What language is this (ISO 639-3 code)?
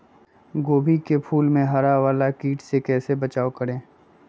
mag